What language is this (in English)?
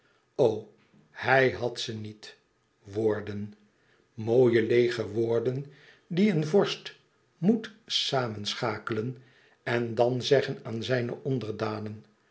Dutch